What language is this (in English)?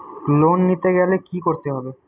Bangla